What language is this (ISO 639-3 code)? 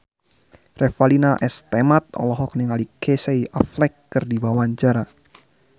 sun